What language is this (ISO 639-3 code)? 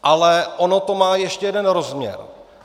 ces